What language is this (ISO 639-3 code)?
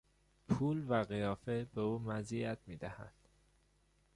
fas